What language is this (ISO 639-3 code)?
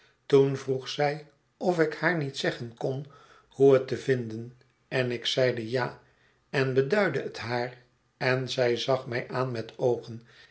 nld